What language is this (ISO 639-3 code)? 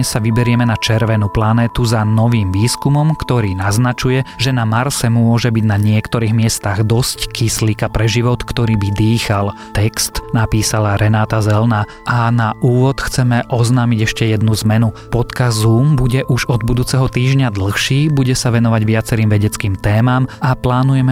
slk